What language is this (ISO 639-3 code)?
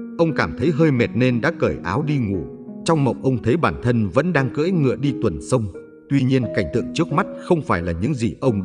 vie